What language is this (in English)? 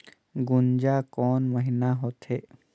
Chhattisgarhi